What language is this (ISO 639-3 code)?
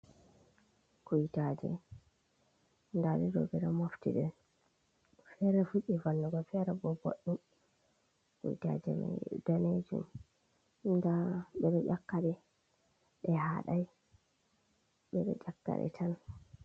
ful